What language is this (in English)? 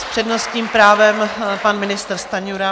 Czech